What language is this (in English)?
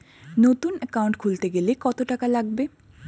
Bangla